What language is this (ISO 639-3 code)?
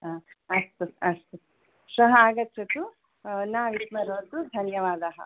san